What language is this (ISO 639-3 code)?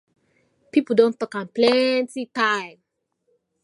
pcm